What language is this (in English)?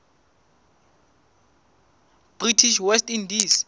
Southern Sotho